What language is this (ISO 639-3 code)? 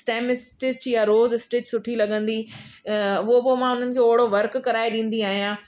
snd